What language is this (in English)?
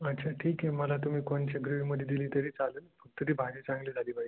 Marathi